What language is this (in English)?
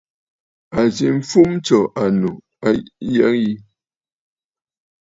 Bafut